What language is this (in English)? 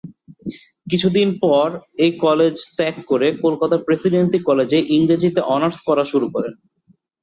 Bangla